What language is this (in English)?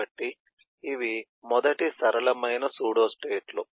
Telugu